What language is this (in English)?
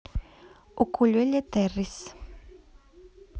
Russian